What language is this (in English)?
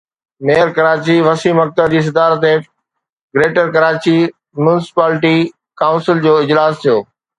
Sindhi